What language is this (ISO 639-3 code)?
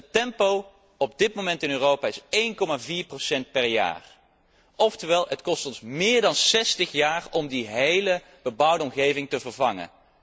nld